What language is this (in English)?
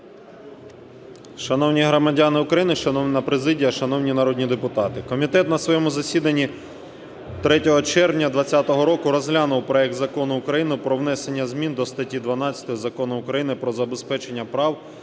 Ukrainian